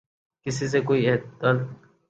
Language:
Urdu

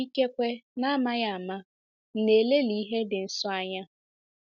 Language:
Igbo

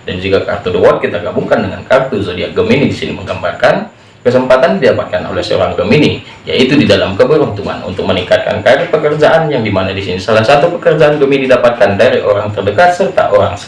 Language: Indonesian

